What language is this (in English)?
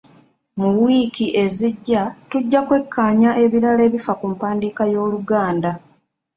Ganda